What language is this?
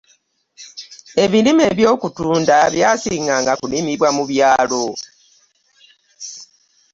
Ganda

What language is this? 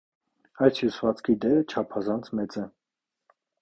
Armenian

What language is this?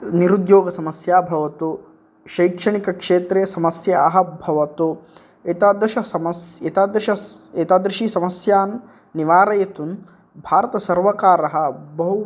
Sanskrit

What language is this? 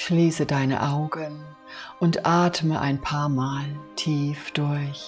German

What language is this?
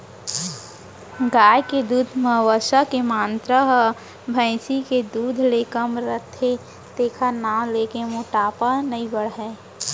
Chhattisgarhi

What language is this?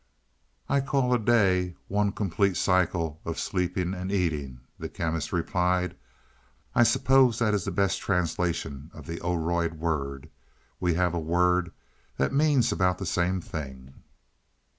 English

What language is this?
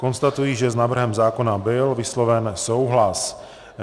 Czech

